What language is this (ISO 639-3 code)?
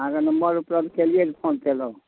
mai